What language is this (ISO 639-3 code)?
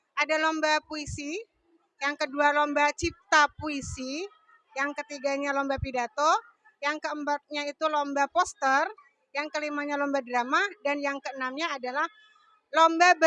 ind